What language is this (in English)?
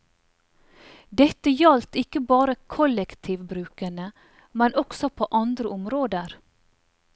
Norwegian